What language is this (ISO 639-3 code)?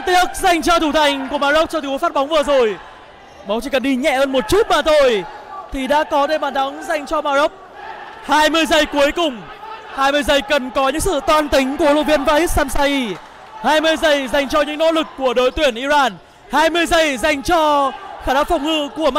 vie